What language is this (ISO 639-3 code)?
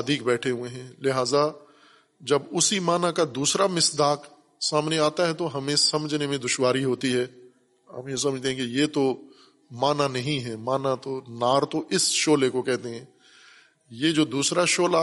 urd